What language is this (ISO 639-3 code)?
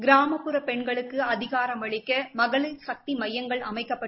tam